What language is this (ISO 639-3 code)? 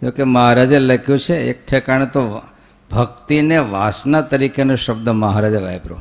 guj